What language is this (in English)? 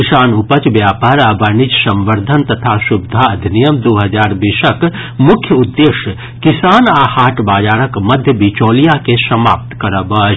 Maithili